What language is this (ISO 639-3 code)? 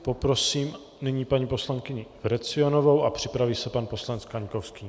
ces